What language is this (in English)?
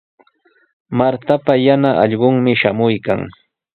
Sihuas Ancash Quechua